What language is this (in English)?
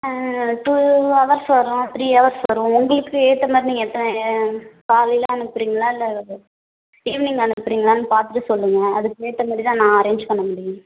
Tamil